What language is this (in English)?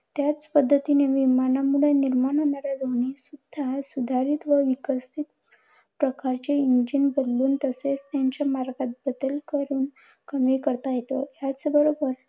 Marathi